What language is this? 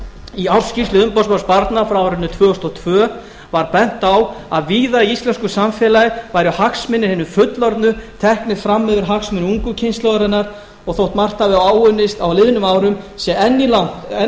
Icelandic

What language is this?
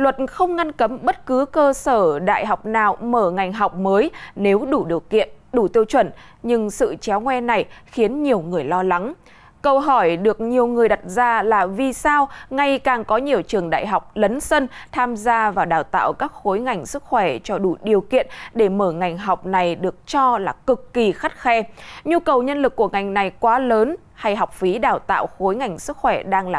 Vietnamese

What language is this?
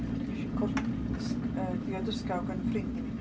Welsh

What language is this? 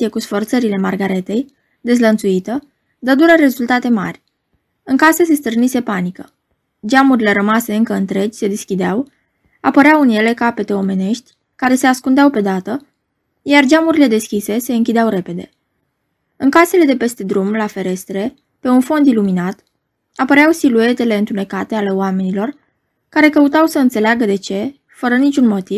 Romanian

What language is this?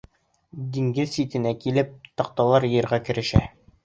Bashkir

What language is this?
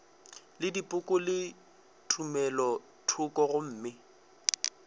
Northern Sotho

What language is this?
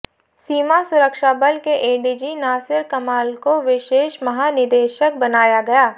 Hindi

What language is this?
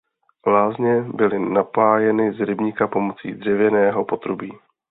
Czech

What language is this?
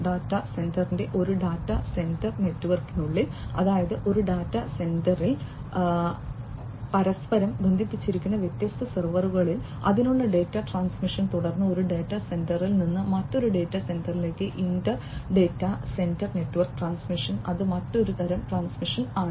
Malayalam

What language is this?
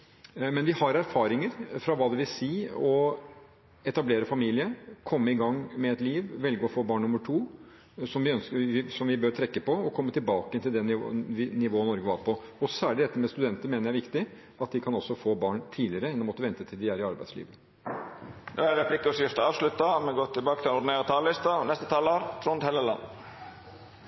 Norwegian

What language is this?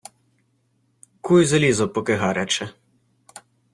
Ukrainian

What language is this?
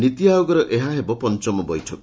Odia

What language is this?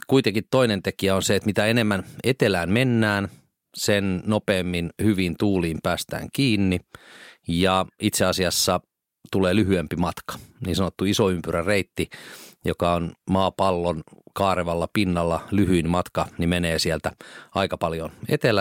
Finnish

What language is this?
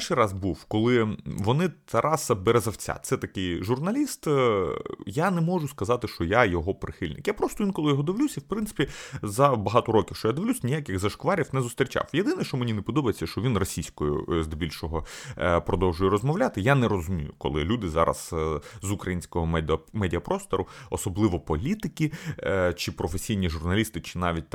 Ukrainian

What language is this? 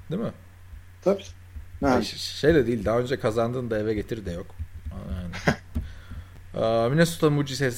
Turkish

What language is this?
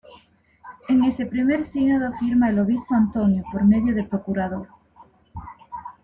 Spanish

